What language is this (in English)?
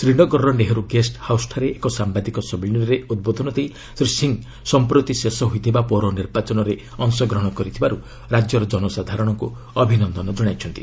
Odia